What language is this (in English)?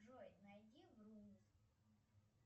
Russian